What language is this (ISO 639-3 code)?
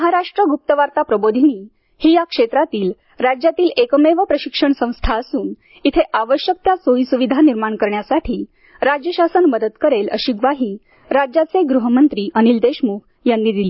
mar